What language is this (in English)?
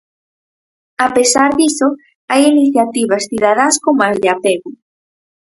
Galician